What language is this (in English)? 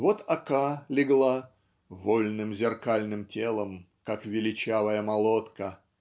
Russian